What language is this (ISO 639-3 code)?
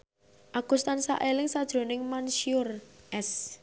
jav